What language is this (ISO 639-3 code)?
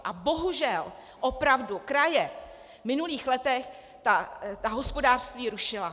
ces